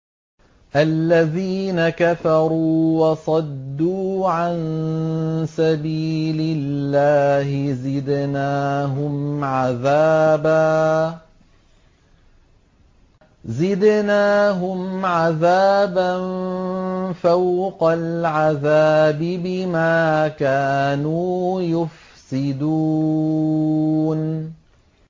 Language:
Arabic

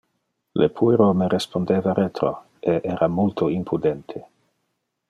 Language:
Interlingua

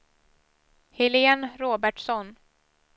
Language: Swedish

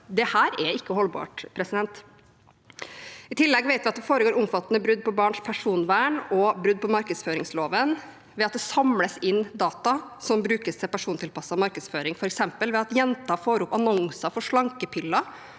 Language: Norwegian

